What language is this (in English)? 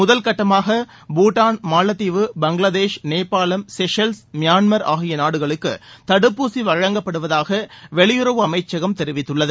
Tamil